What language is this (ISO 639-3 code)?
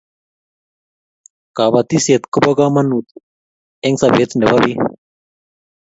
kln